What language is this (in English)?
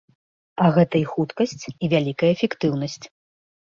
Belarusian